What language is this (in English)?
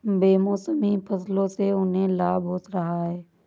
Hindi